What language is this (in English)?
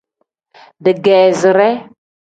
Tem